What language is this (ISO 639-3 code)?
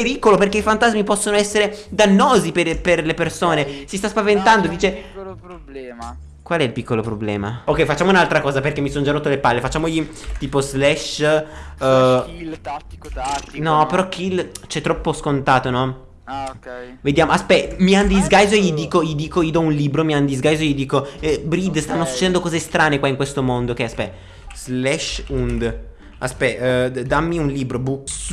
ita